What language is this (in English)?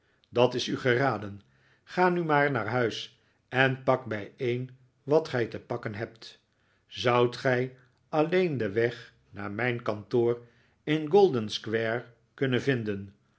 Dutch